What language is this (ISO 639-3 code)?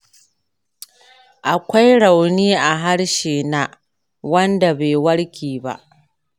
hau